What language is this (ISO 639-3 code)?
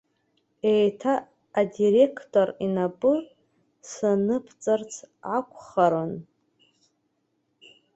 abk